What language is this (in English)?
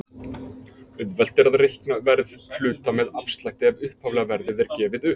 Icelandic